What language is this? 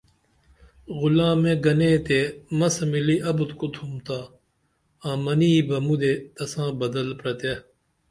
Dameli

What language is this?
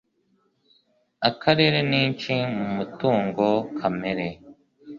Kinyarwanda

